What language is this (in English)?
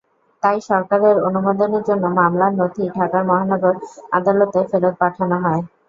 Bangla